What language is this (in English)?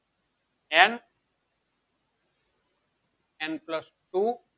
Gujarati